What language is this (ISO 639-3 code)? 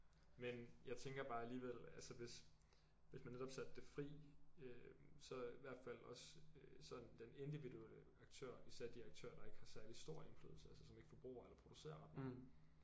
dan